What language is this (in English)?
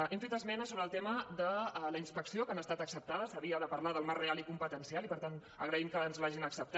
Catalan